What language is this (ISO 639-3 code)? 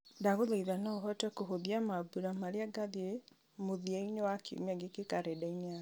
kik